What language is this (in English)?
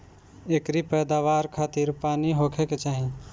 Bhojpuri